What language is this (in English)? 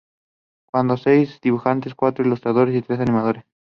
Spanish